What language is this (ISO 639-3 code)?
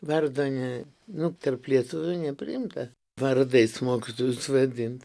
lit